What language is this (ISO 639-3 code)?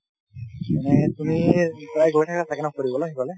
asm